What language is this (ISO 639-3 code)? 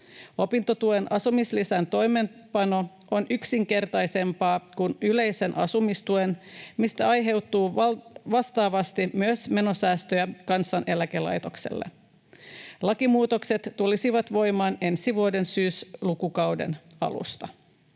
fin